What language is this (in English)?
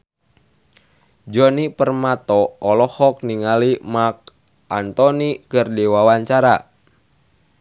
Sundanese